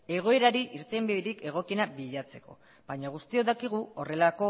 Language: Basque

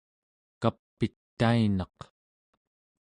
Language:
Central Yupik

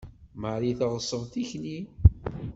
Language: Kabyle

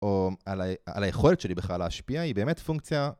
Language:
Hebrew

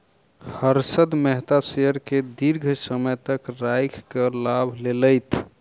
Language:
Maithili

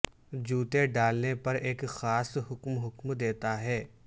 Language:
Urdu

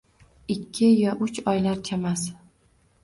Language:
Uzbek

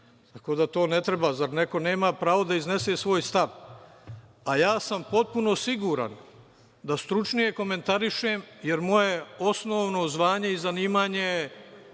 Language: Serbian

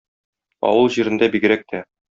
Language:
Tatar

